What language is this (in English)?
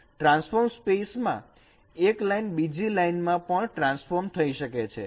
Gujarati